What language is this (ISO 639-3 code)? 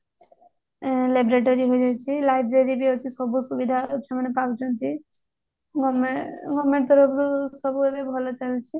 ori